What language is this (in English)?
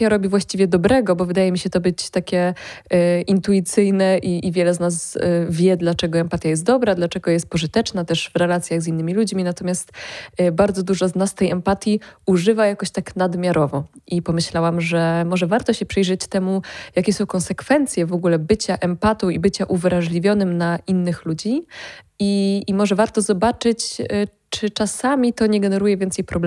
Polish